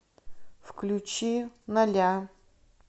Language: Russian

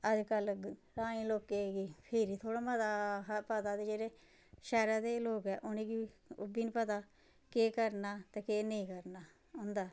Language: Dogri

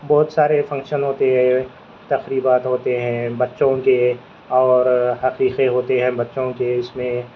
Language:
Urdu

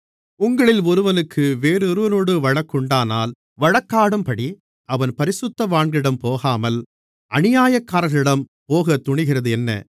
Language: Tamil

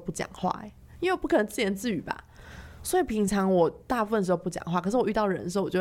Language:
Chinese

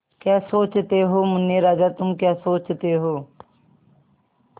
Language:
Hindi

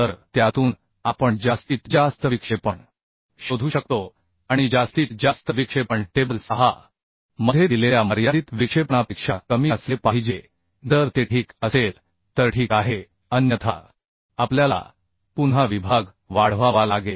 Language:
Marathi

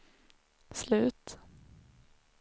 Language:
Swedish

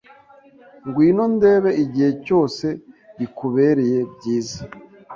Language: Kinyarwanda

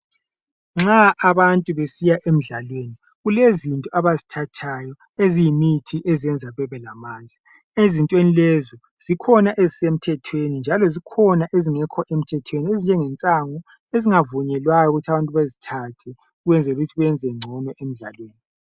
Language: North Ndebele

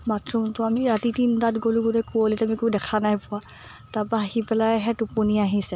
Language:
Assamese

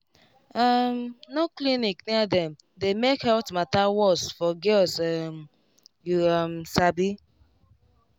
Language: Nigerian Pidgin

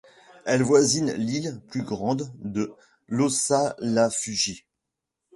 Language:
French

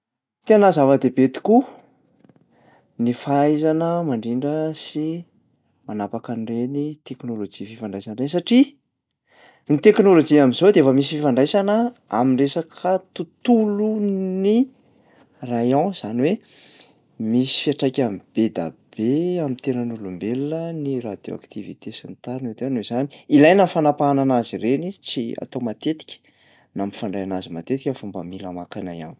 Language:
Malagasy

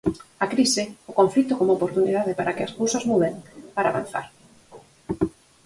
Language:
Galician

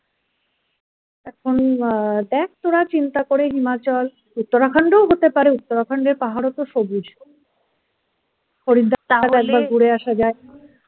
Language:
Bangla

